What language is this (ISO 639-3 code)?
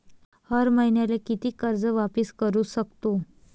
mar